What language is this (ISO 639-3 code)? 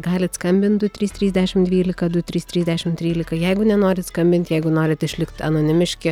lit